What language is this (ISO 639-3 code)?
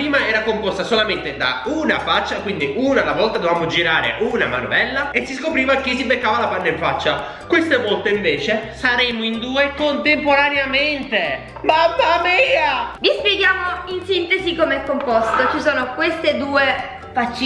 ita